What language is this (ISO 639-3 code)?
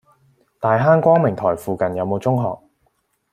yue